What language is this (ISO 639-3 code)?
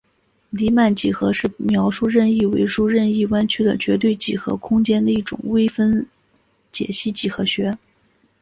zho